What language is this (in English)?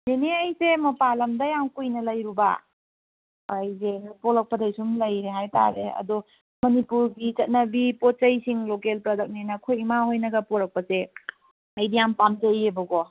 Manipuri